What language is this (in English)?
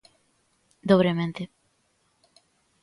Galician